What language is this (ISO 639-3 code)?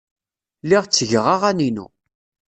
kab